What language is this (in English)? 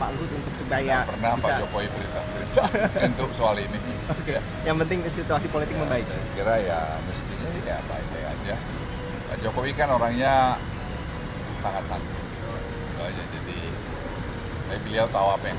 Indonesian